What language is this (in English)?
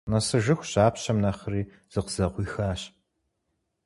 Kabardian